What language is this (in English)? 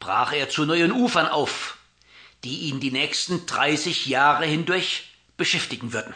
German